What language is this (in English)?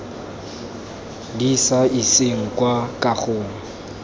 Tswana